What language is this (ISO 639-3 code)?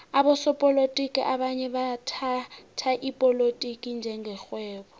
nbl